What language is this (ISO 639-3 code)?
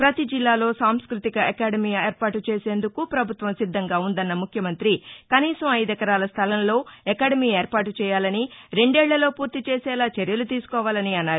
tel